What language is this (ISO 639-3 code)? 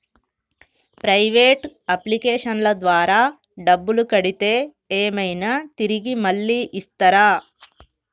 tel